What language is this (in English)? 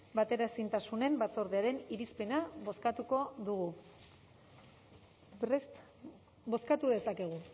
Basque